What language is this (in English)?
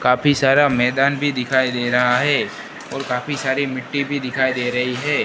Hindi